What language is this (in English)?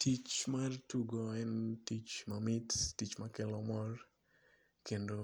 Luo (Kenya and Tanzania)